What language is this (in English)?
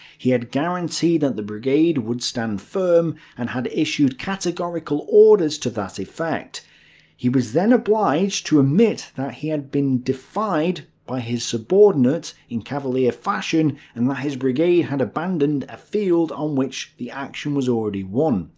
English